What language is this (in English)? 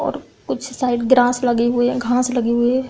Hindi